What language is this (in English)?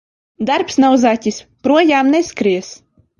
Latvian